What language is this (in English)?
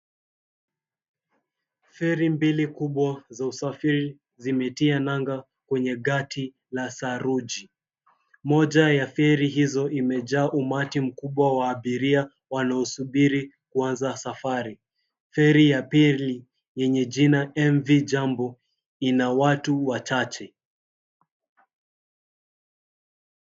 Swahili